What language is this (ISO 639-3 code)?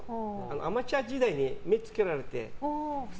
jpn